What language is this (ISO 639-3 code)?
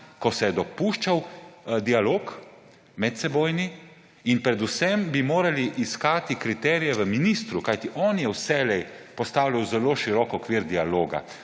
slv